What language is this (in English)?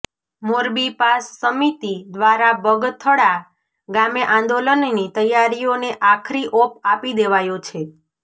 Gujarati